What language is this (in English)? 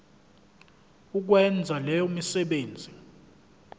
Zulu